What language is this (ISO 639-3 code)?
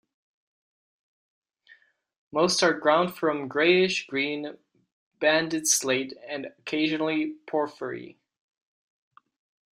eng